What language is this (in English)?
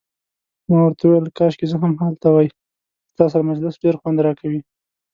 Pashto